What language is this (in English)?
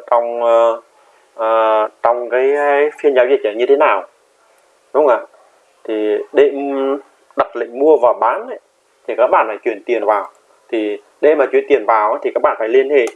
Vietnamese